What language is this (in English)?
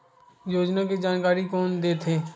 Chhattisgarhi